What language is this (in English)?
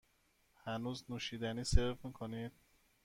Persian